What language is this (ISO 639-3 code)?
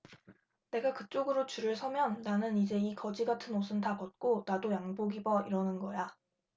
kor